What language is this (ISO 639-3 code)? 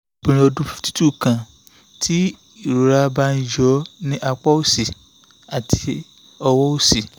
yor